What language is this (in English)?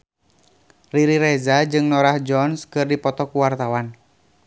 Sundanese